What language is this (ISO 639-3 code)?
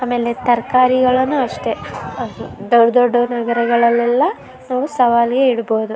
kan